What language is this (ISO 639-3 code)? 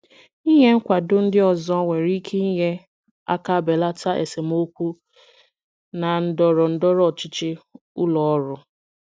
ibo